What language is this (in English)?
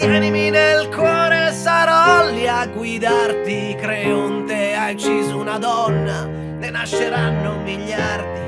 Italian